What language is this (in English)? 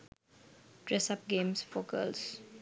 Sinhala